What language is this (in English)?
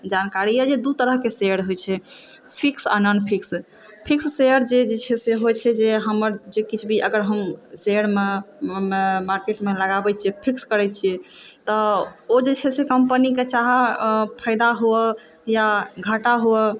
Maithili